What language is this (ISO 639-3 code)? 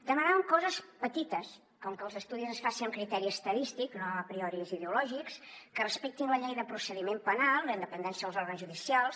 cat